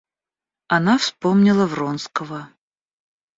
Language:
Russian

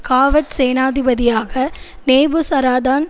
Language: Tamil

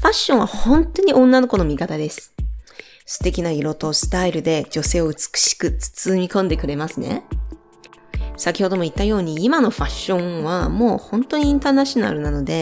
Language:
Japanese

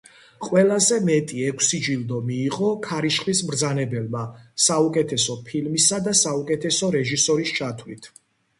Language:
Georgian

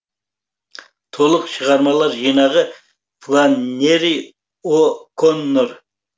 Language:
Kazakh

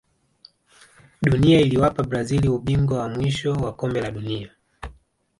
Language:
Swahili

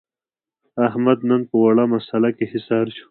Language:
Pashto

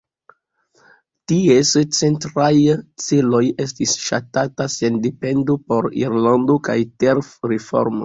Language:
Esperanto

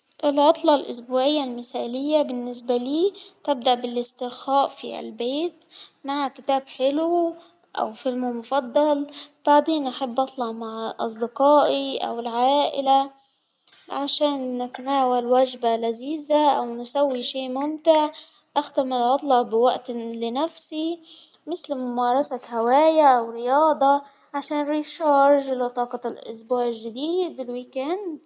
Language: Hijazi Arabic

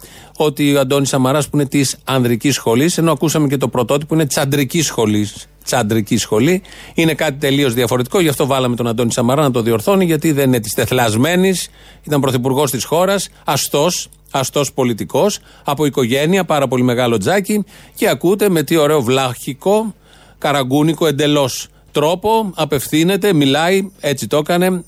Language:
Greek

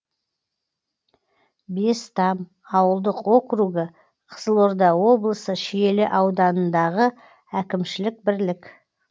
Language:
Kazakh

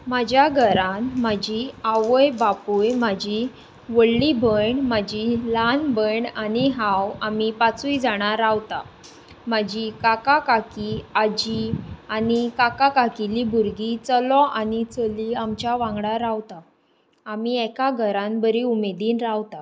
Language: Konkani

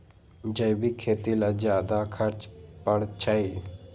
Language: Magahi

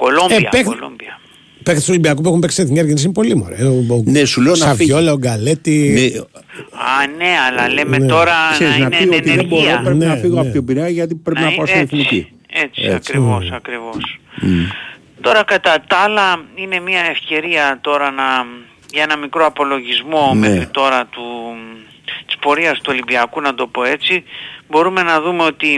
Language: Greek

